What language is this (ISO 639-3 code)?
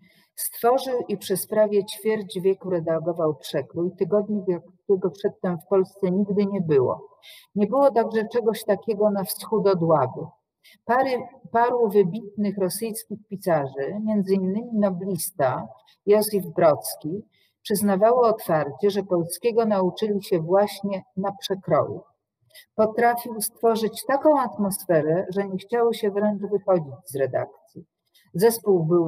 pol